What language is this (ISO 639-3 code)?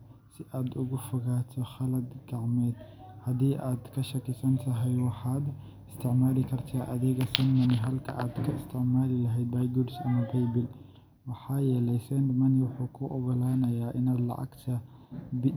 som